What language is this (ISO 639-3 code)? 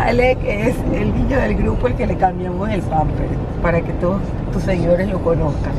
spa